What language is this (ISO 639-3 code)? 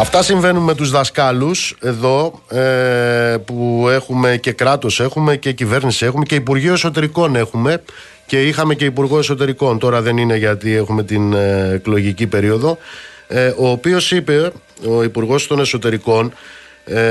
ell